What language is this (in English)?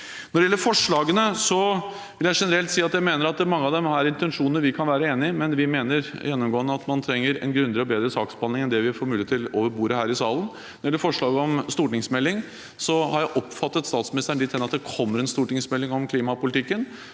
Norwegian